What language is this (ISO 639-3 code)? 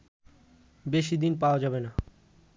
ben